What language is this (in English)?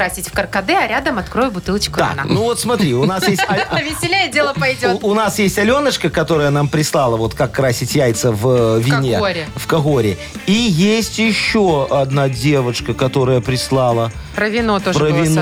Russian